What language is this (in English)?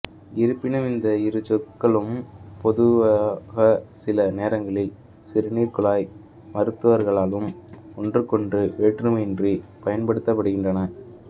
Tamil